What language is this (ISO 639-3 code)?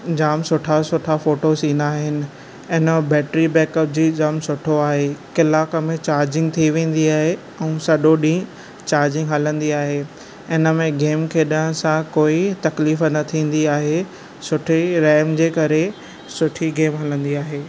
snd